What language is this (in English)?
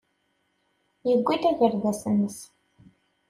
Kabyle